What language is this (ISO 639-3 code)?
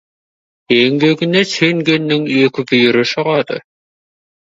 kaz